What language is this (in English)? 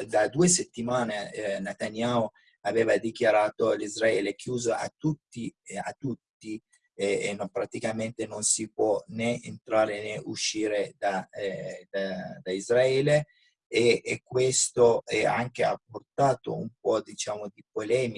Italian